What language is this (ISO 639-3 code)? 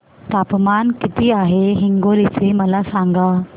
mar